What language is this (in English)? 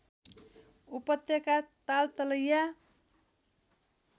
Nepali